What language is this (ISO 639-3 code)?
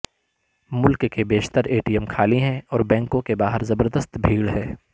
urd